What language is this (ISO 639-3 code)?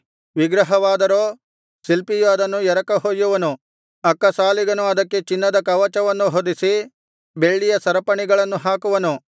kan